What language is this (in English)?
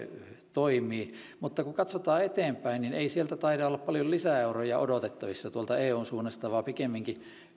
Finnish